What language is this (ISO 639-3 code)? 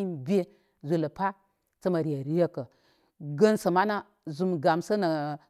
kmy